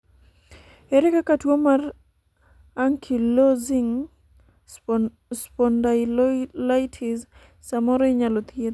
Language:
Luo (Kenya and Tanzania)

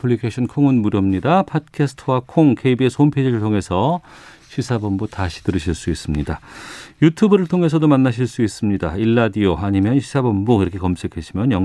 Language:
Korean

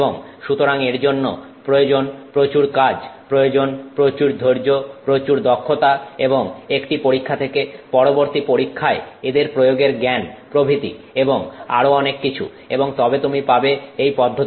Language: Bangla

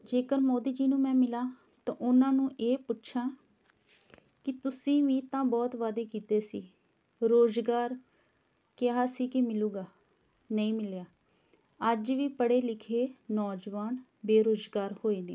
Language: Punjabi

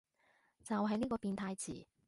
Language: Cantonese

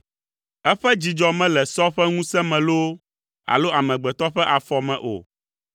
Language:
Ewe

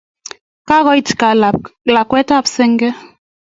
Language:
Kalenjin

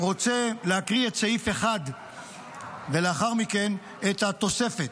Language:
Hebrew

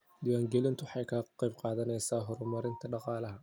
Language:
Somali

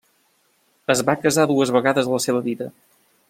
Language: Catalan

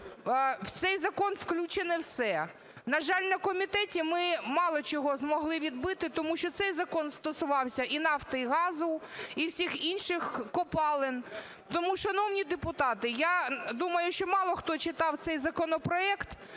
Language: Ukrainian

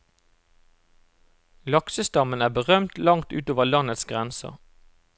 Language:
Norwegian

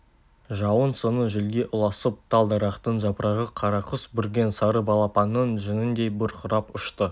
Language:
Kazakh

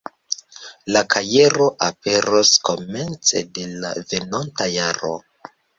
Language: Esperanto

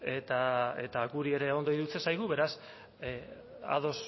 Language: Basque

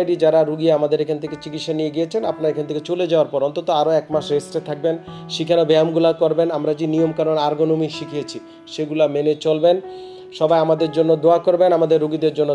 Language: Turkish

